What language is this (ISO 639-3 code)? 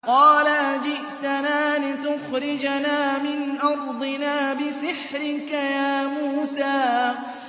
ara